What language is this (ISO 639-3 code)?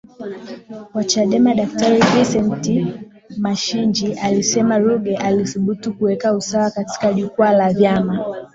swa